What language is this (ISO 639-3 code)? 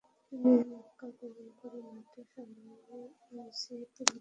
ben